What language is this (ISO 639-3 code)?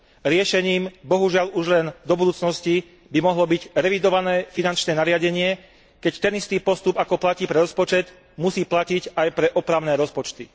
slk